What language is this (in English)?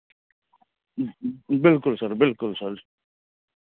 Maithili